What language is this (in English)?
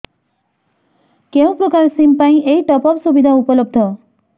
Odia